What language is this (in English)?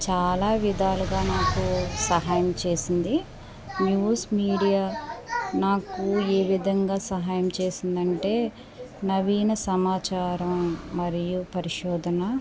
Telugu